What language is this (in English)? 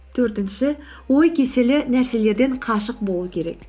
Kazakh